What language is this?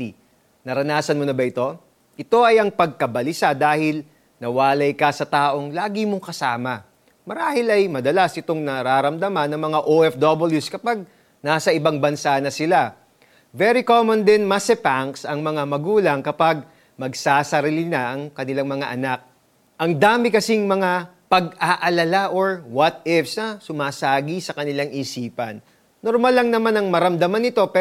Filipino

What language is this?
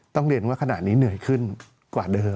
Thai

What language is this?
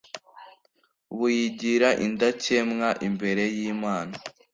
Kinyarwanda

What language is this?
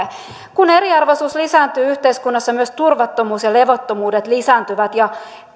Finnish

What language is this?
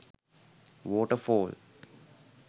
Sinhala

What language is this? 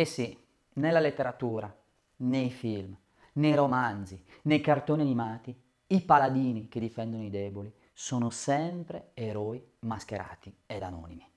Italian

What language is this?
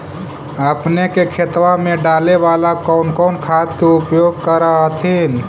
Magahi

